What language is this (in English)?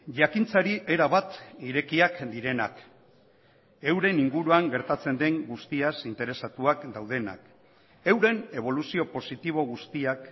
Basque